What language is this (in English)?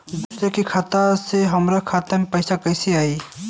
Bhojpuri